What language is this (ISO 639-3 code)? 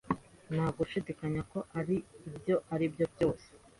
kin